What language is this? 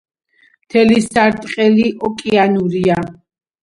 Georgian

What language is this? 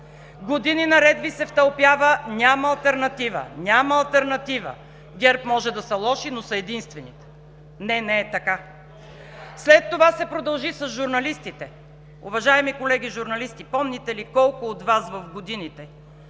Bulgarian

